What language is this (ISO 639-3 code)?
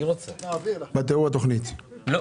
heb